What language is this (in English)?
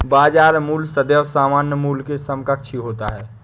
Hindi